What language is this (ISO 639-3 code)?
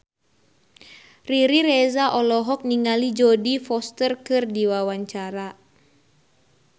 sun